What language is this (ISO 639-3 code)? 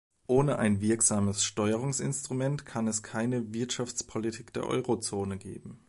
deu